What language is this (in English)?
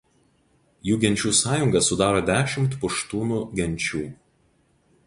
Lithuanian